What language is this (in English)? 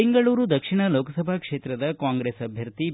Kannada